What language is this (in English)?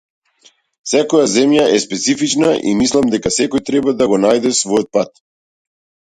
Macedonian